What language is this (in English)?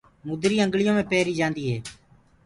Gurgula